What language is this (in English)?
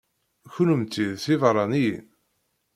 Kabyle